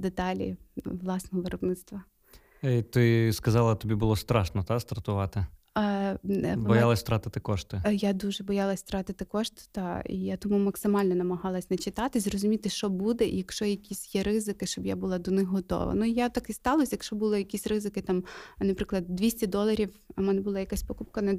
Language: Ukrainian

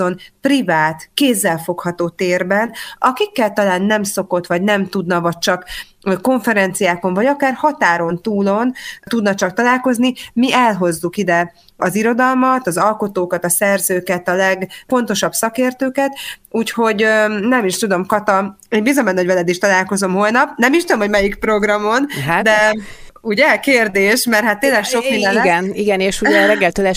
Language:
Hungarian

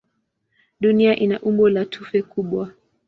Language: Swahili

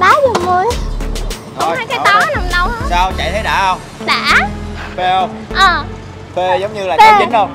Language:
Vietnamese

